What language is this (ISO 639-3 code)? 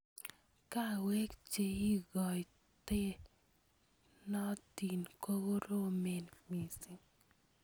kln